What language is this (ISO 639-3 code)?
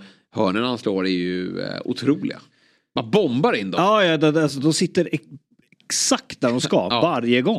swe